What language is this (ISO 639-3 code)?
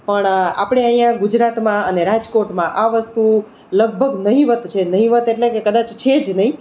guj